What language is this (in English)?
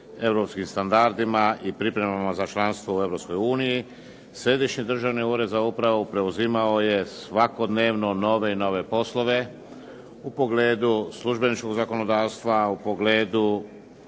Croatian